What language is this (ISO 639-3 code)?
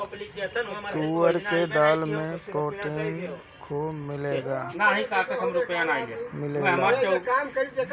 bho